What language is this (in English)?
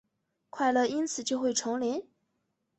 Chinese